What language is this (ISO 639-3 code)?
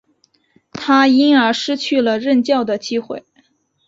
zho